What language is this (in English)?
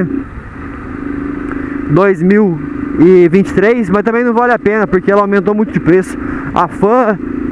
Portuguese